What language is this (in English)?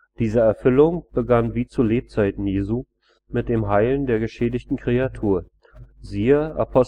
German